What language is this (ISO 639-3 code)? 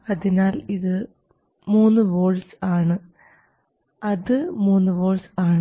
mal